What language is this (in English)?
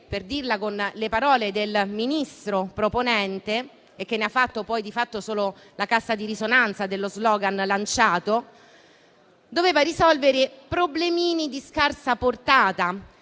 Italian